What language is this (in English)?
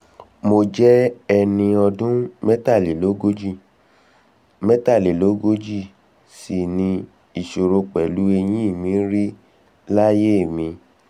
Yoruba